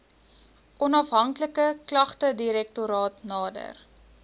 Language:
Afrikaans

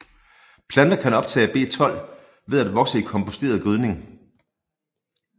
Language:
Danish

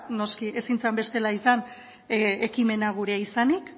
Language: Basque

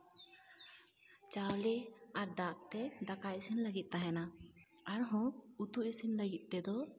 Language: Santali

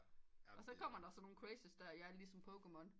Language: Danish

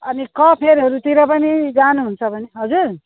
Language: Nepali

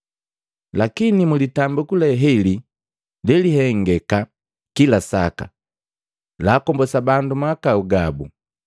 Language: Matengo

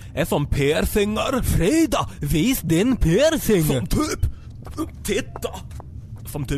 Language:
Swedish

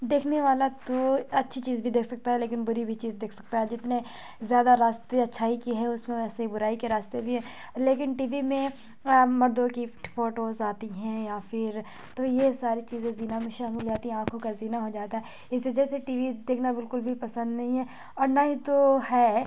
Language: Urdu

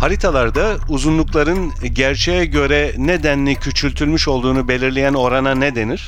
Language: Turkish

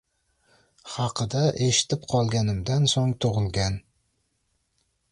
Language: Uzbek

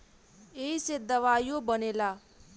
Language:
Bhojpuri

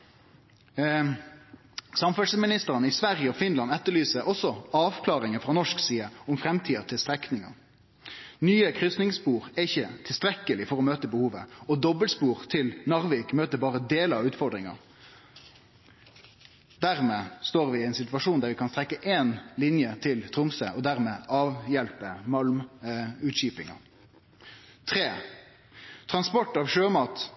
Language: Norwegian Nynorsk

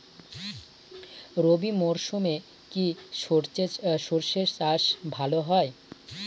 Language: Bangla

